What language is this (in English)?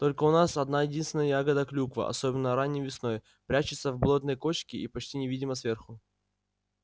Russian